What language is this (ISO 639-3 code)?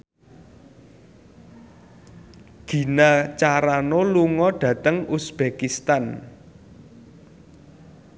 jav